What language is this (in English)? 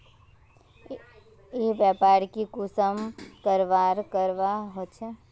Magahi